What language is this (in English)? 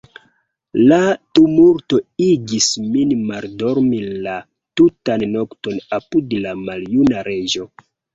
Esperanto